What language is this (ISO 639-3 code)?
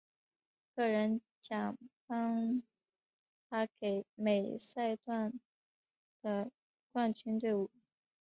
zho